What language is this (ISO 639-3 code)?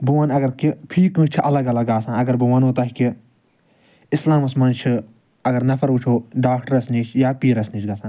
kas